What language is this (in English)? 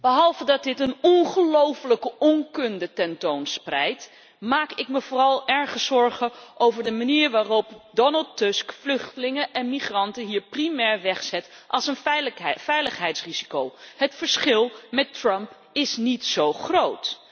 Dutch